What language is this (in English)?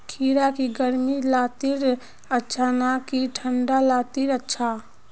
Magahi